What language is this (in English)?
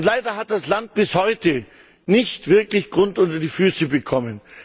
German